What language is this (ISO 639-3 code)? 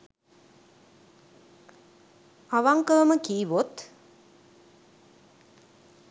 sin